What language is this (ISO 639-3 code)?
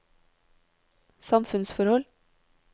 nor